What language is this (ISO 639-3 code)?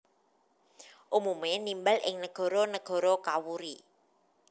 jav